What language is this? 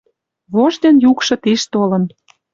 Western Mari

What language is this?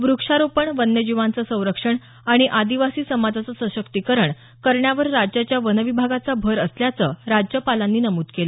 Marathi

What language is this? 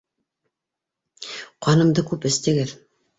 Bashkir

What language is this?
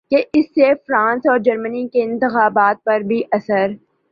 Urdu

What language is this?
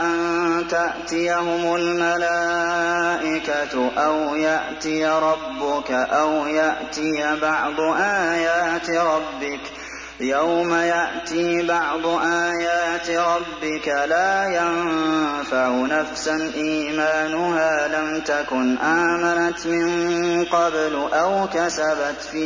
Arabic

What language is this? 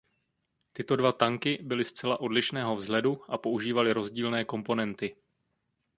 Czech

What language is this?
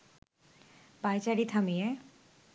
Bangla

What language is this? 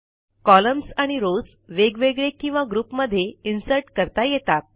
Marathi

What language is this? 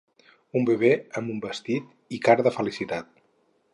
Catalan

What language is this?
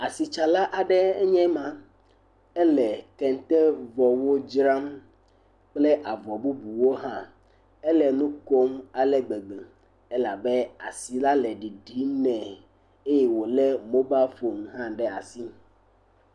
Ewe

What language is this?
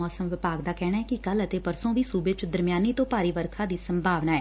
Punjabi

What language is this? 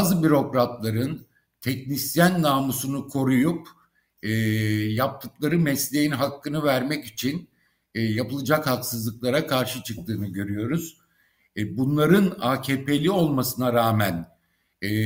Turkish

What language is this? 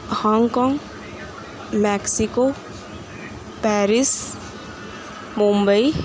Urdu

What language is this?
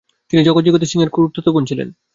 Bangla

